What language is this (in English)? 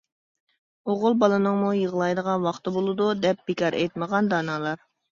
Uyghur